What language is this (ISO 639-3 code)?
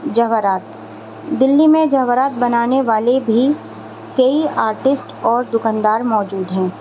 urd